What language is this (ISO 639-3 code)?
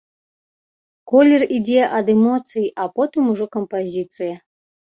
bel